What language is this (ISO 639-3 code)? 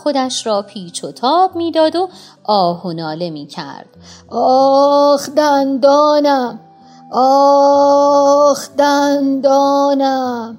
fas